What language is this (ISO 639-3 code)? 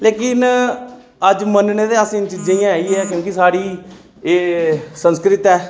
doi